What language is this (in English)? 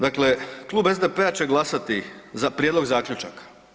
Croatian